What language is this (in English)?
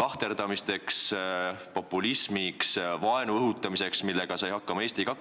Estonian